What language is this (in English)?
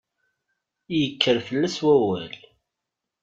Kabyle